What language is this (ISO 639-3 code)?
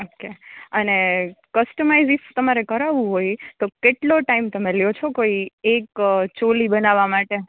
guj